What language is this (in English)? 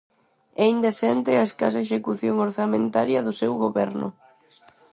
Galician